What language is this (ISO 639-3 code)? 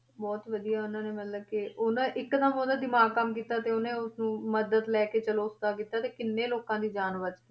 pan